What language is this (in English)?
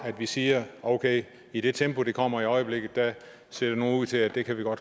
Danish